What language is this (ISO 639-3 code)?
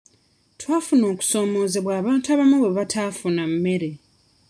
lug